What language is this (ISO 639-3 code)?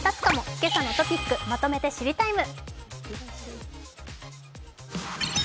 jpn